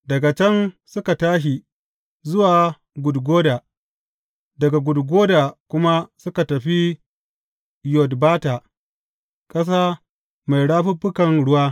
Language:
Hausa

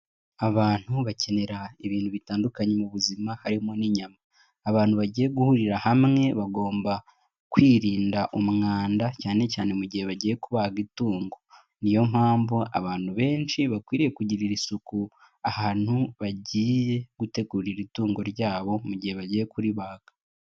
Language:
Kinyarwanda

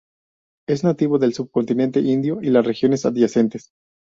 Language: Spanish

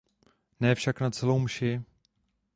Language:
Czech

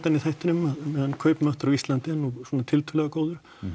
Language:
Icelandic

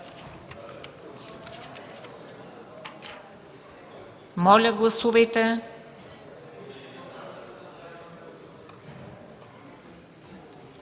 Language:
Bulgarian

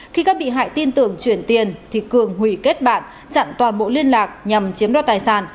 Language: Vietnamese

